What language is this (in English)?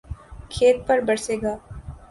Urdu